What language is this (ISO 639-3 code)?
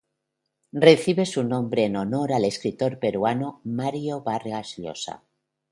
spa